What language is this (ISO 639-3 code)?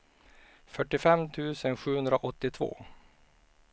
swe